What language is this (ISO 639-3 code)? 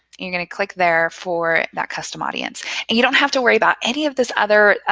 eng